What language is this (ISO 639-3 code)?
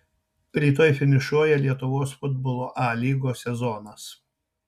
lit